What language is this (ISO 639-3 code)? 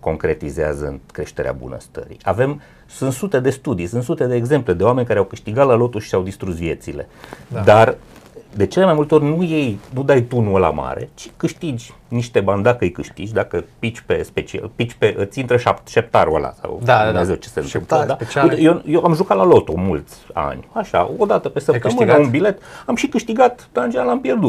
ron